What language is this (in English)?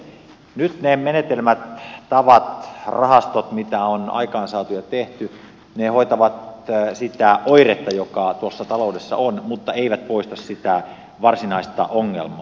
Finnish